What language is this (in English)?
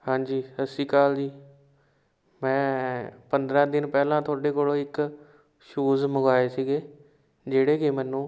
Punjabi